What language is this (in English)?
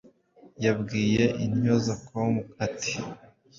Kinyarwanda